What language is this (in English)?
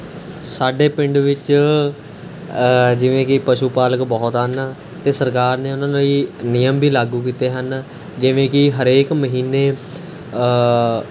Punjabi